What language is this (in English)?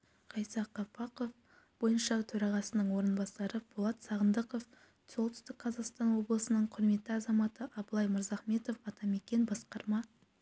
Kazakh